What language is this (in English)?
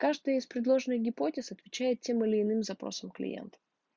Russian